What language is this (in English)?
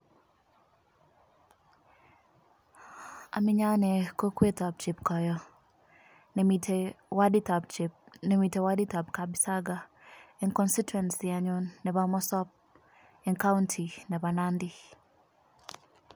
Kalenjin